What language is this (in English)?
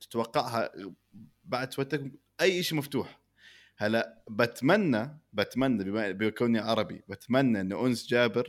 Arabic